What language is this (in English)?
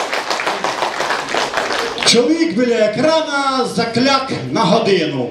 Ukrainian